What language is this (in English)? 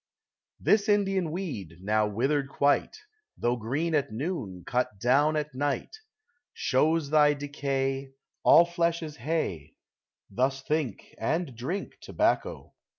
English